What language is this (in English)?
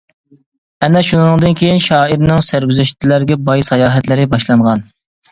Uyghur